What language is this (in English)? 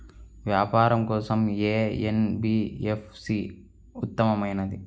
Telugu